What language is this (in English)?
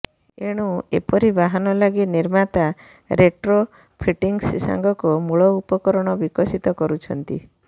Odia